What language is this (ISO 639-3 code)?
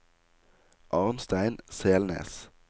nor